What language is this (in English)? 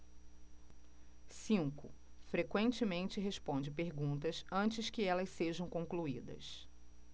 Portuguese